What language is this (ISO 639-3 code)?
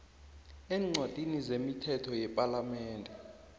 nbl